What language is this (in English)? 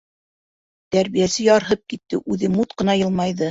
Bashkir